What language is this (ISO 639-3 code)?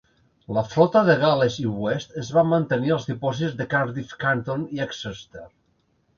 cat